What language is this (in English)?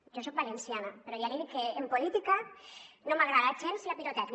Catalan